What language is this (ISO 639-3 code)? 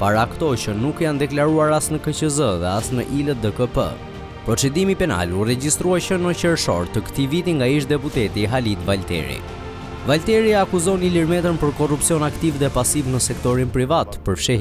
ron